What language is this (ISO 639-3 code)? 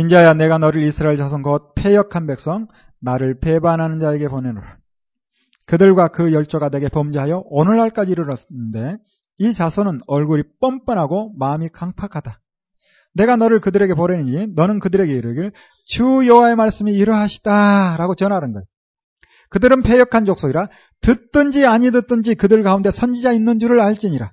kor